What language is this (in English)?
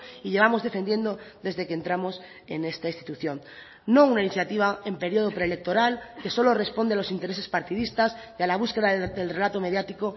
Spanish